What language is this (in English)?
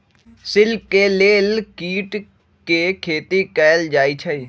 Magahi